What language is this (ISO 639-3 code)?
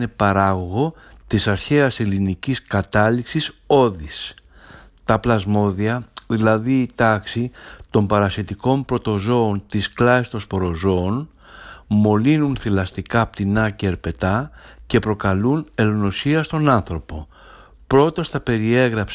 ell